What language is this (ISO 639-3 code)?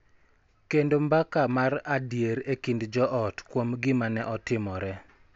luo